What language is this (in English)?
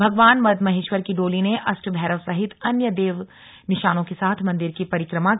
Hindi